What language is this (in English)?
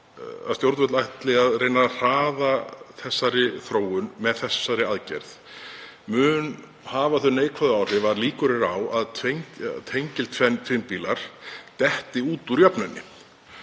Icelandic